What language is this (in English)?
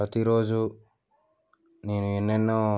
Telugu